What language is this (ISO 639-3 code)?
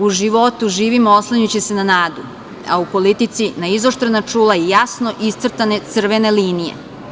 srp